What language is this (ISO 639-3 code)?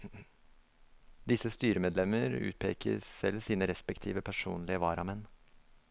nor